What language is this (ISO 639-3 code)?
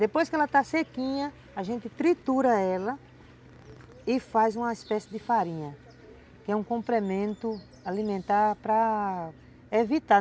por